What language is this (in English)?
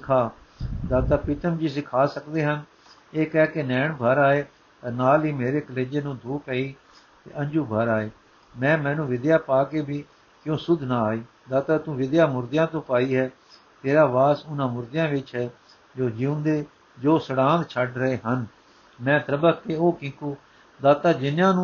Punjabi